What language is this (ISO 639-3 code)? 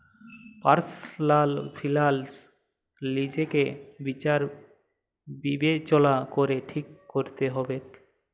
ben